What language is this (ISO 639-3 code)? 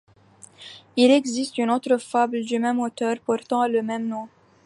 fra